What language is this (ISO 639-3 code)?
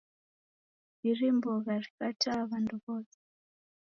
dav